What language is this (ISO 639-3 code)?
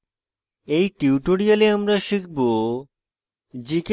ben